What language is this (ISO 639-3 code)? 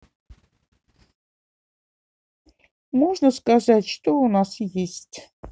rus